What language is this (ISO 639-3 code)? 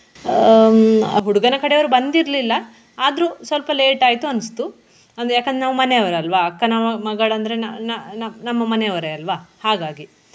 kan